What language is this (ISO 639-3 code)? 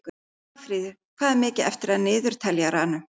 isl